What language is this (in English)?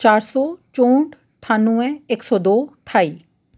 Dogri